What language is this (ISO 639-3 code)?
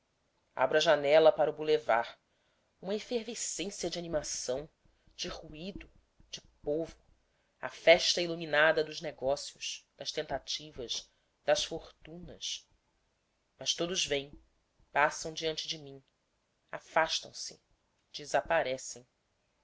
por